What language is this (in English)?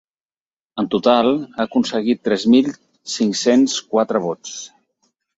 Catalan